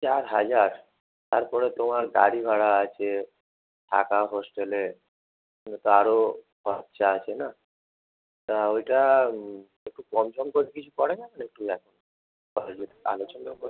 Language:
Bangla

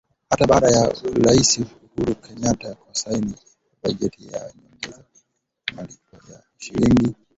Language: Swahili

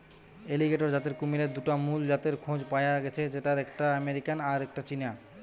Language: Bangla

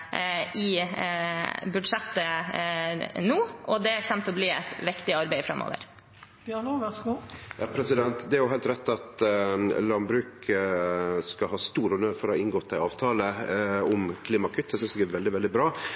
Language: Norwegian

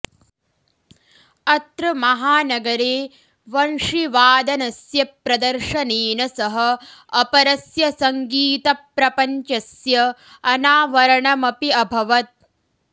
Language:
Sanskrit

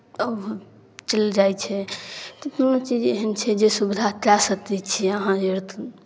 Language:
Maithili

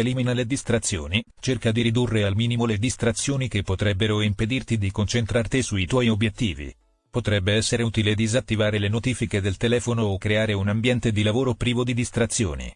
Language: Italian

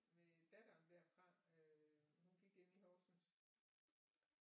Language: Danish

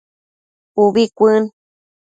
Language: Matsés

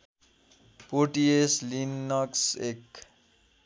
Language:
Nepali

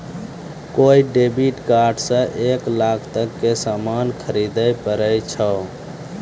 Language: Maithili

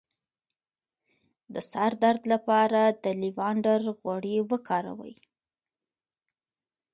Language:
Pashto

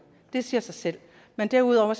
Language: Danish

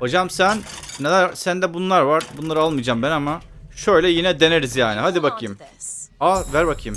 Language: Turkish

